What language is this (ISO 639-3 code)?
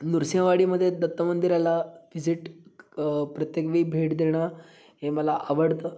mar